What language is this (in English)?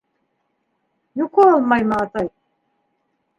Bashkir